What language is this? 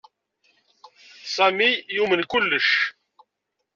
Kabyle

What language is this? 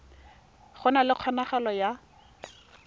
Tswana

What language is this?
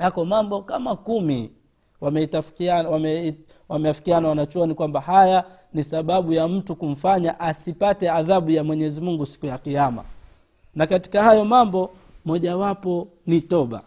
Swahili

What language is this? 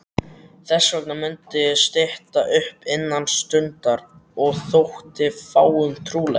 Icelandic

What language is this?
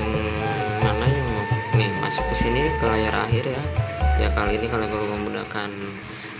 Indonesian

